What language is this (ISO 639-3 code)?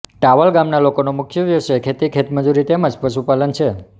guj